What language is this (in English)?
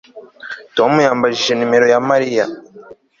Kinyarwanda